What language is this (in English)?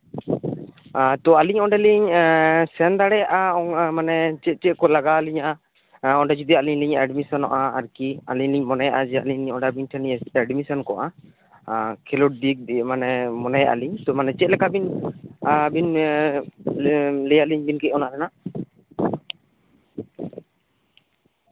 Santali